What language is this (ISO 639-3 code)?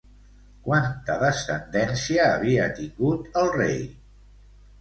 cat